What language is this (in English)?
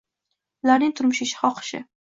Uzbek